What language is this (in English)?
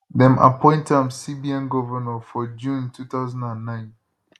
Nigerian Pidgin